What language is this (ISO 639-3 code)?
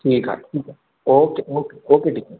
snd